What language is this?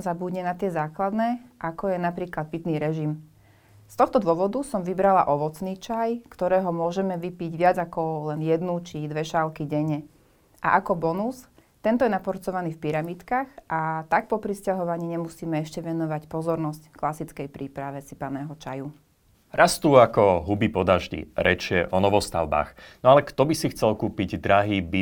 Slovak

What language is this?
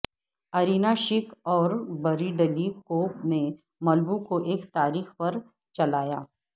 Urdu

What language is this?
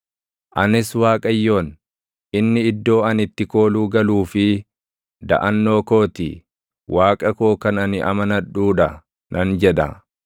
Oromo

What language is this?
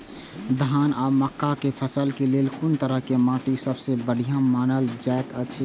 Maithili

